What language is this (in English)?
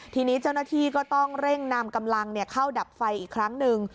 Thai